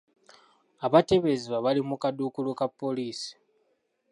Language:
Ganda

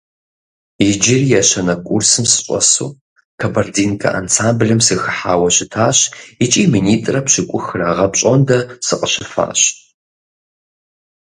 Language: Kabardian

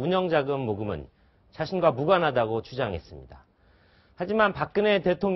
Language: Korean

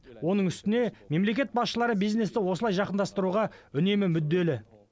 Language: Kazakh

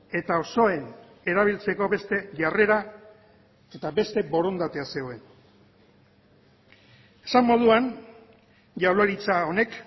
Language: Basque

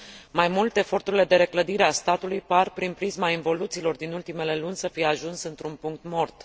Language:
Romanian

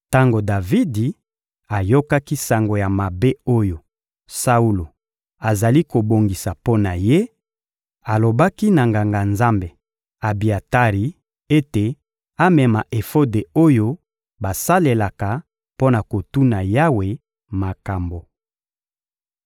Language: Lingala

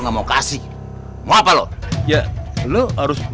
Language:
Indonesian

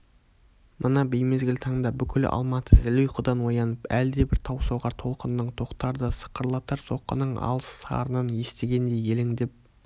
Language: Kazakh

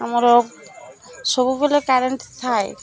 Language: Odia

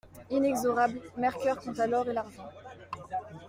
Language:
French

